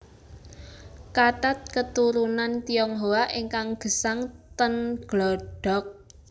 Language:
Javanese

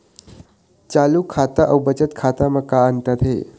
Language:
Chhattisgarhi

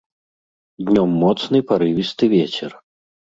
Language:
Belarusian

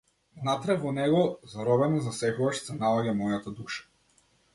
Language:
Macedonian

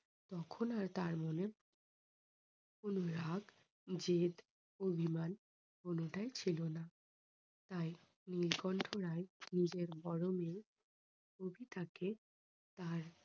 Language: Bangla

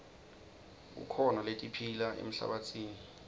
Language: Swati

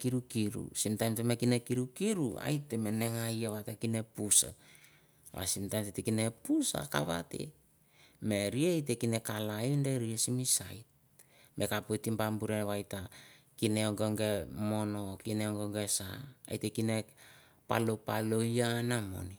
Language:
Mandara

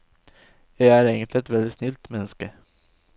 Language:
Norwegian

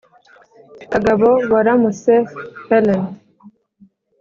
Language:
Kinyarwanda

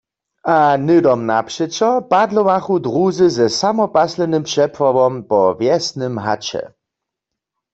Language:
Upper Sorbian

